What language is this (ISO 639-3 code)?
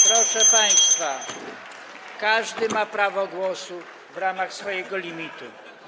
pol